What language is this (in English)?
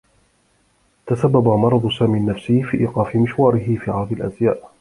Arabic